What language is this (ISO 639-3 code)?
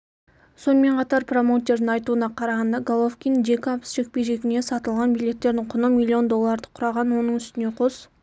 kaz